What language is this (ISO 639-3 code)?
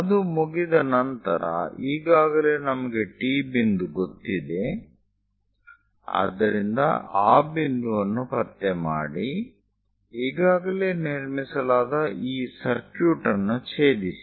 kan